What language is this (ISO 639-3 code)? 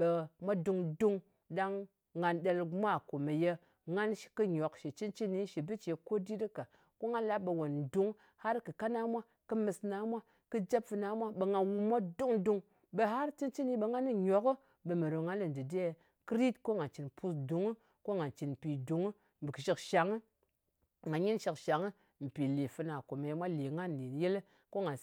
anc